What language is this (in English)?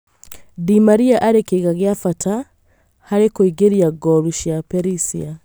Kikuyu